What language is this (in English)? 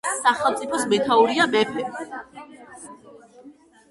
Georgian